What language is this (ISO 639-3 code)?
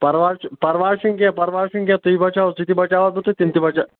kas